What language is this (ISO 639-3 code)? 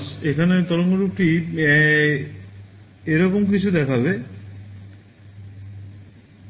ben